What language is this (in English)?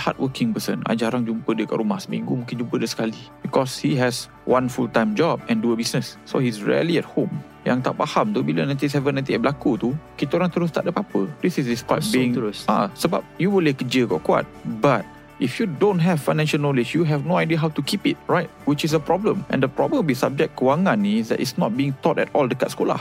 Malay